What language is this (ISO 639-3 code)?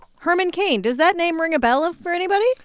eng